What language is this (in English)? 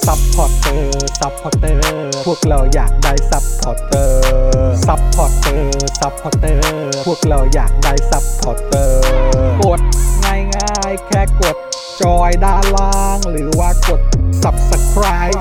Thai